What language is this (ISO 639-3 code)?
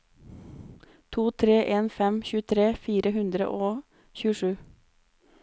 nor